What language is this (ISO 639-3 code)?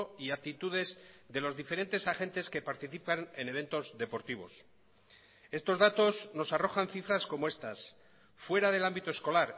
spa